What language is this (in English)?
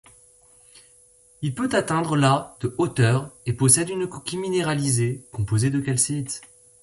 French